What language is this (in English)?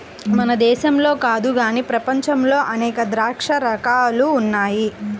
Telugu